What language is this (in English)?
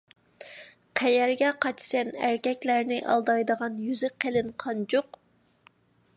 Uyghur